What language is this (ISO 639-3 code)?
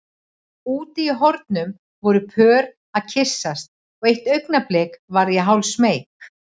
isl